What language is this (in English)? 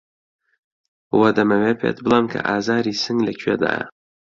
Central Kurdish